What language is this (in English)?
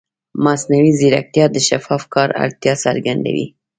Pashto